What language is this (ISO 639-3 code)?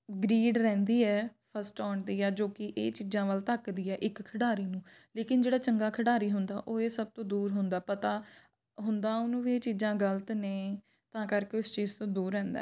pan